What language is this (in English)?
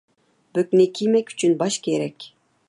Uyghur